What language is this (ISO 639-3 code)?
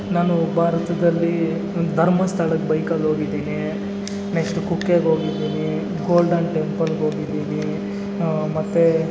kan